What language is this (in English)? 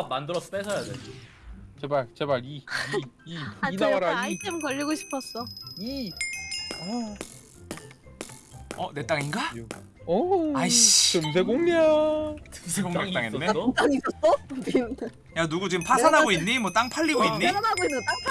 Korean